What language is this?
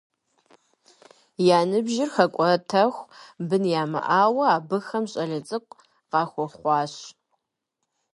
Kabardian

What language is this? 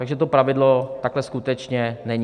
Czech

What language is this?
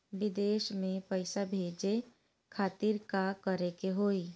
Bhojpuri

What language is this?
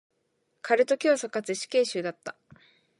Japanese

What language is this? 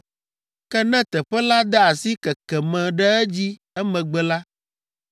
Ewe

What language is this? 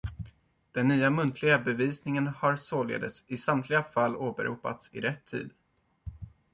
Swedish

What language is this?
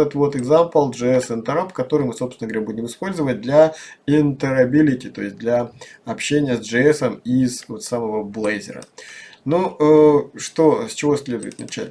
Russian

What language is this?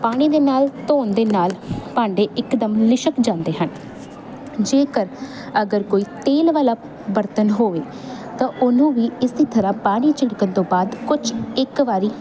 Punjabi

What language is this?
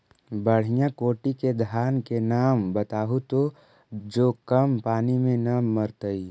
Magahi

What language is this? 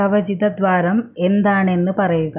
Malayalam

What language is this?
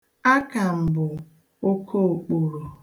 Igbo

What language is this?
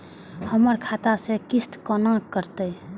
Maithili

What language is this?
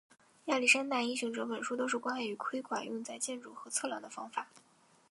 Chinese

